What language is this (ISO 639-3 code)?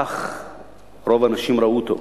heb